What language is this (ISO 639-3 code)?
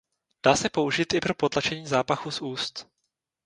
ces